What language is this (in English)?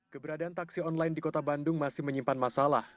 Indonesian